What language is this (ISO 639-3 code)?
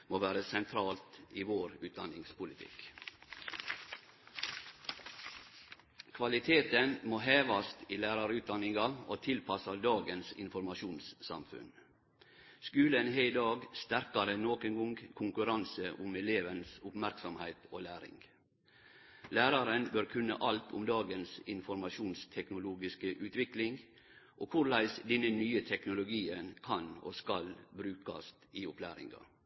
nno